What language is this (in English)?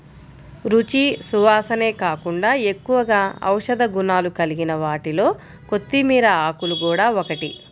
Telugu